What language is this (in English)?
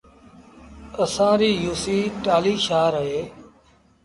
Sindhi Bhil